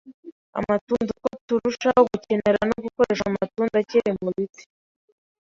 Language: Kinyarwanda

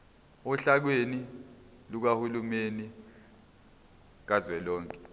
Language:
Zulu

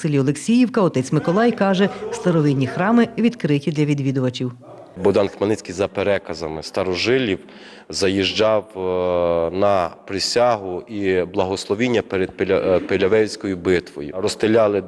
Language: Ukrainian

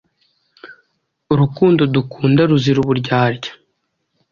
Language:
Kinyarwanda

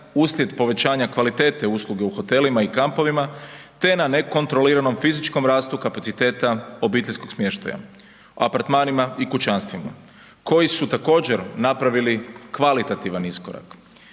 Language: Croatian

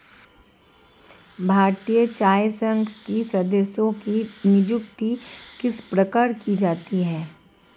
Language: Hindi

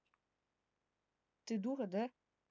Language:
Russian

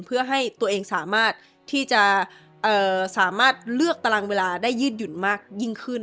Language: Thai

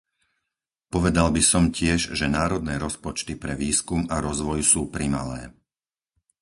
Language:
Slovak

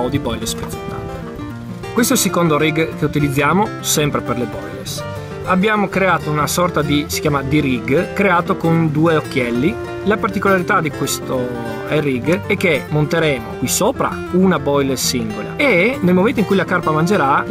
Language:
Italian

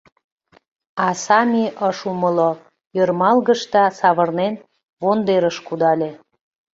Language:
Mari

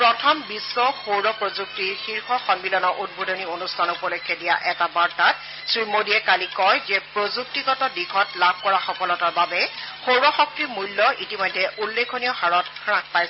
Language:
Assamese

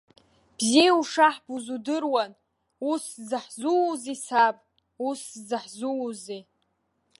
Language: Abkhazian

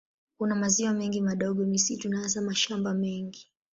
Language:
Swahili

